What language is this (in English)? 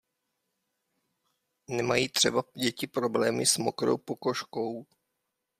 Czech